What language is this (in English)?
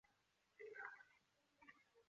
Chinese